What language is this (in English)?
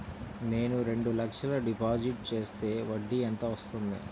Telugu